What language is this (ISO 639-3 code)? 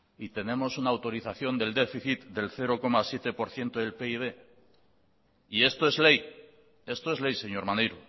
spa